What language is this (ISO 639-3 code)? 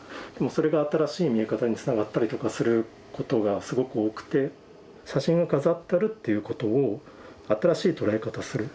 jpn